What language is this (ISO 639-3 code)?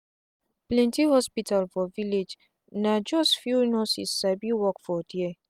pcm